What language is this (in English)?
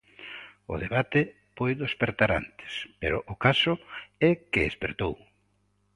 Galician